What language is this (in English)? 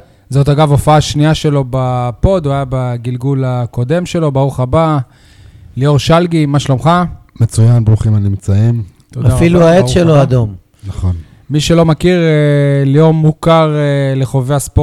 Hebrew